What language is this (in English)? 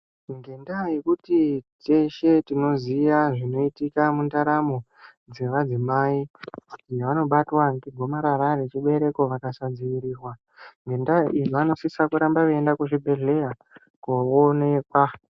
Ndau